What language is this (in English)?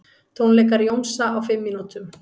Icelandic